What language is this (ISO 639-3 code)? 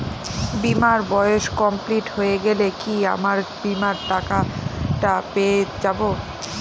ben